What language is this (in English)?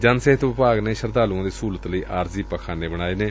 Punjabi